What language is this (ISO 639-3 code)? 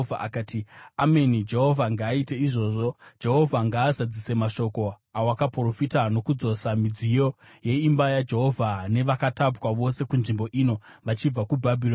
sna